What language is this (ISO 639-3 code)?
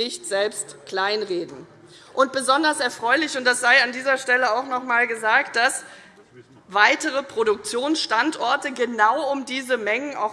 deu